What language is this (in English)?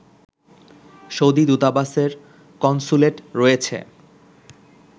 Bangla